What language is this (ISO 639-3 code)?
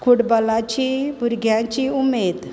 kok